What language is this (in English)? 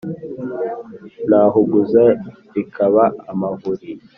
Kinyarwanda